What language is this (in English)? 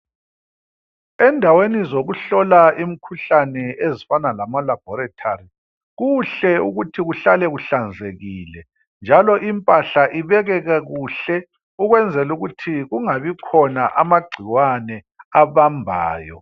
North Ndebele